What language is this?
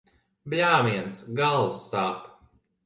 Latvian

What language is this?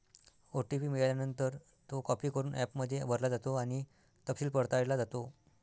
Marathi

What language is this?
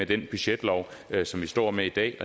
Danish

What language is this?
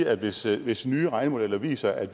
Danish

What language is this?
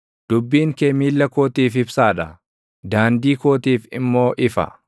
Oromo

